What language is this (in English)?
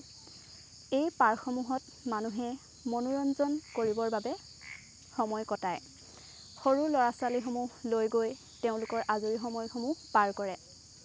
Assamese